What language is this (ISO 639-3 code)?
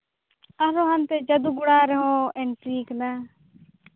sat